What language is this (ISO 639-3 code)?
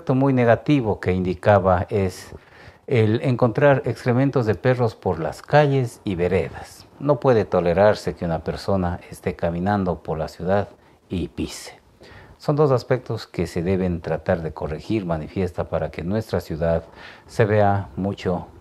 spa